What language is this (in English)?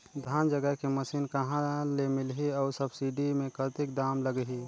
Chhattisgarhi